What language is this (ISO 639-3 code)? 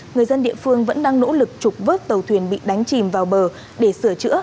vie